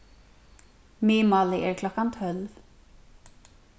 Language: Faroese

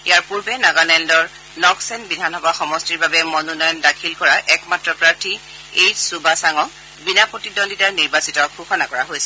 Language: Assamese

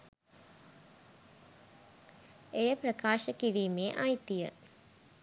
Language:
Sinhala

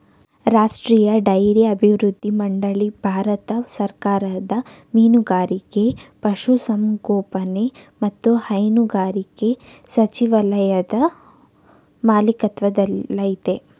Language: Kannada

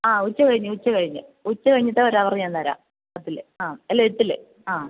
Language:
Malayalam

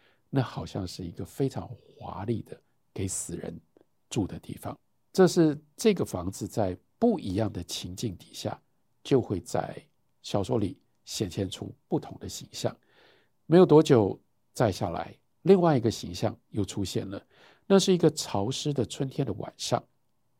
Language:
Chinese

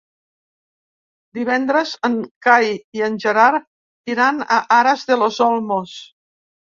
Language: Catalan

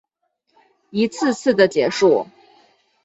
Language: Chinese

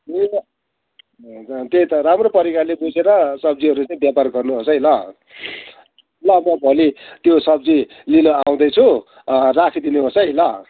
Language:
Nepali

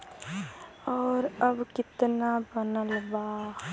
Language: Bhojpuri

